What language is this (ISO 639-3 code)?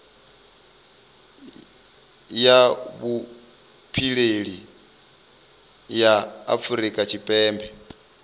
ven